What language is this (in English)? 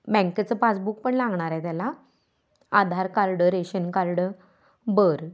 Marathi